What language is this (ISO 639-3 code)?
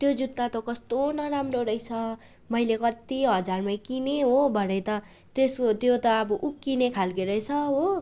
nep